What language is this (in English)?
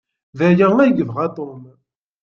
Kabyle